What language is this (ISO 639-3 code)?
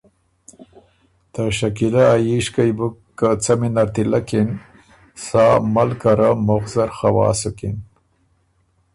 oru